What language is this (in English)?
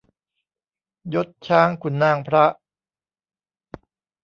Thai